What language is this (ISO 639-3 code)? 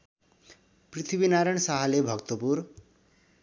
nep